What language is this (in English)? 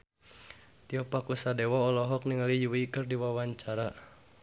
Sundanese